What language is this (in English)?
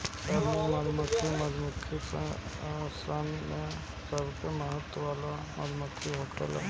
Bhojpuri